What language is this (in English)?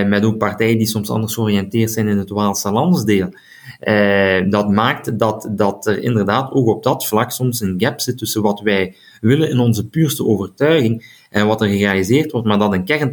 Dutch